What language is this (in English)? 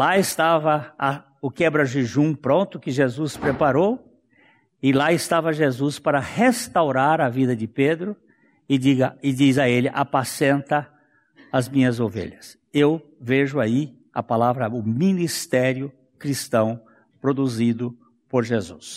Portuguese